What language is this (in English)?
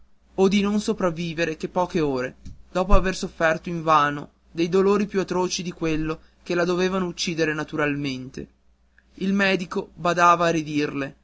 Italian